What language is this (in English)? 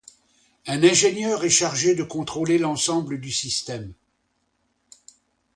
French